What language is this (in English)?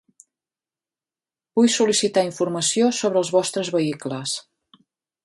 Catalan